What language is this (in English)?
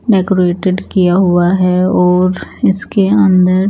Hindi